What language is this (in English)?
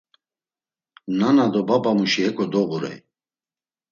Laz